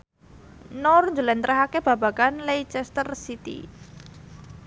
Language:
Javanese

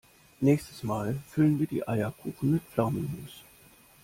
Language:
German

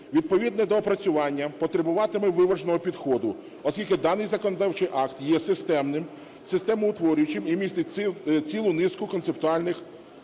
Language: Ukrainian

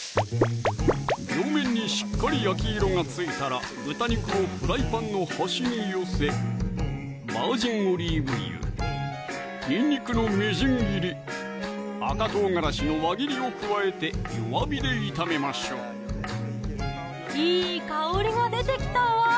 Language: Japanese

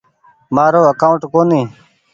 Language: Goaria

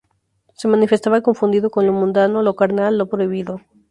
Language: Spanish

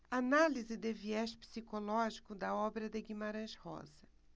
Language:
Portuguese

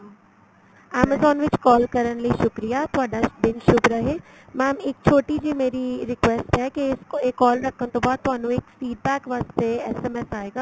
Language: Punjabi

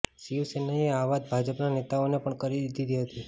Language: Gujarati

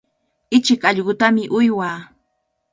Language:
Cajatambo North Lima Quechua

